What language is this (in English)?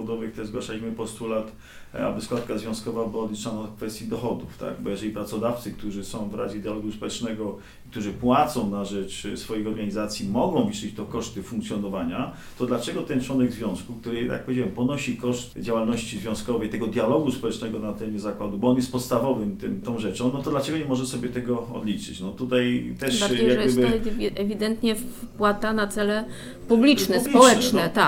Polish